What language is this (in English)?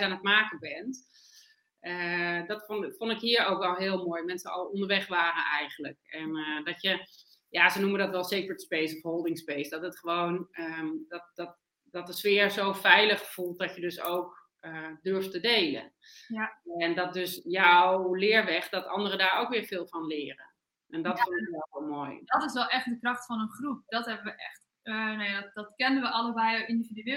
Dutch